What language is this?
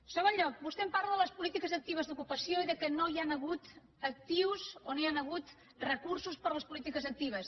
Catalan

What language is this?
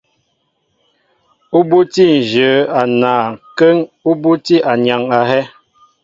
Mbo (Cameroon)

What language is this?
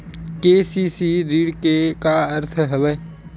Chhattisgarhi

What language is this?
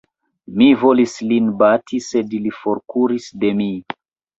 Esperanto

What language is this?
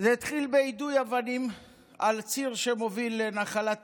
Hebrew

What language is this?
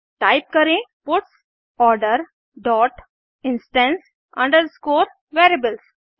Hindi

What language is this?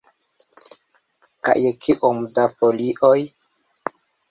Esperanto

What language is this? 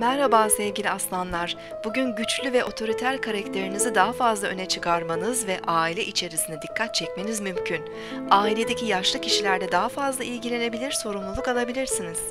Turkish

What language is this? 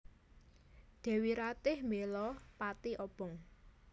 Javanese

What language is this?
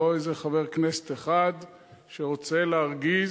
Hebrew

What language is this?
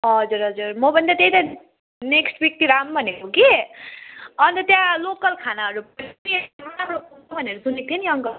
Nepali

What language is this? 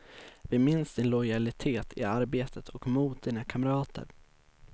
Swedish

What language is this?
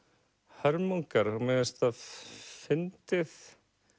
Icelandic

